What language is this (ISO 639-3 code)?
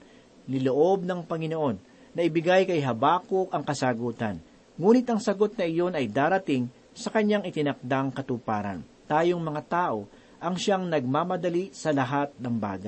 fil